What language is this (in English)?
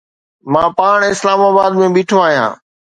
Sindhi